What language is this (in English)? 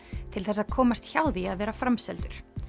Icelandic